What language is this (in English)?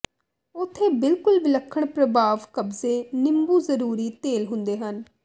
Punjabi